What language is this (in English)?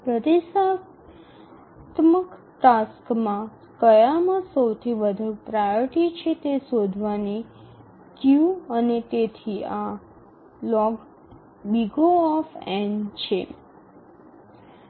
Gujarati